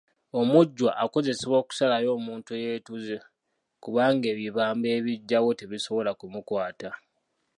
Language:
Ganda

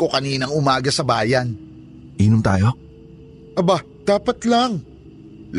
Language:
Filipino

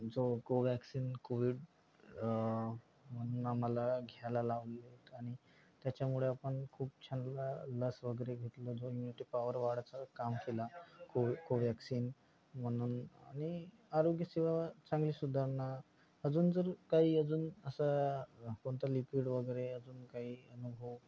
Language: Marathi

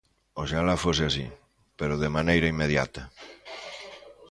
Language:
Galician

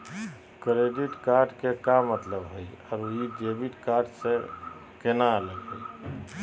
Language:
Magahi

